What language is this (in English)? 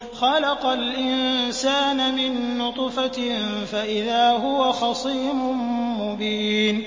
Arabic